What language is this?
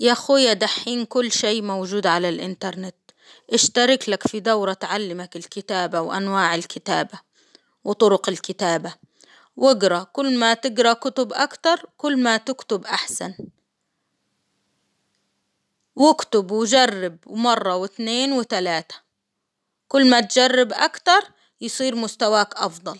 Hijazi Arabic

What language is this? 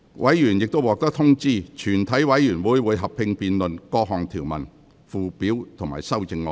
Cantonese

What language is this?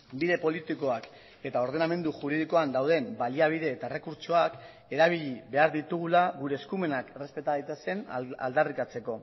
Basque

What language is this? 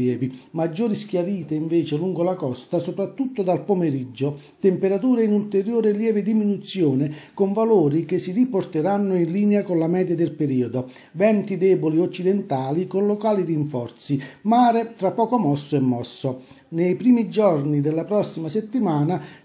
Italian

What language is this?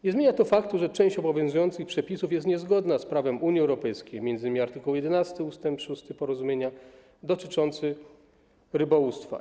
Polish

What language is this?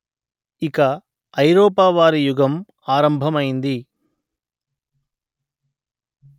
Telugu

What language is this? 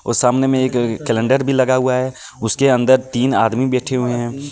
Hindi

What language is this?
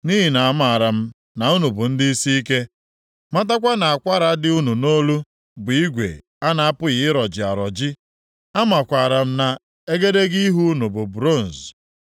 Igbo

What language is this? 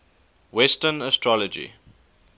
English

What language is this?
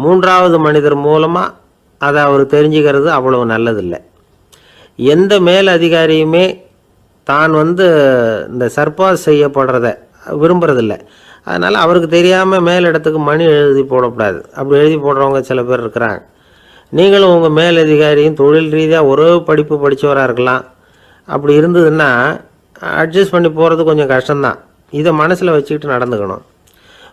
Thai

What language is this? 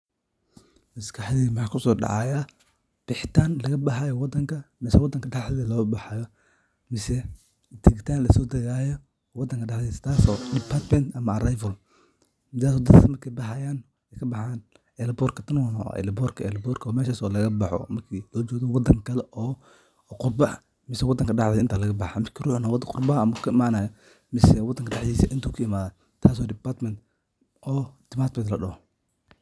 Somali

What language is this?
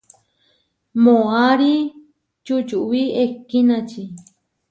Huarijio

